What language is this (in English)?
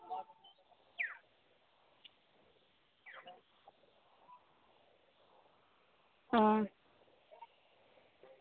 Santali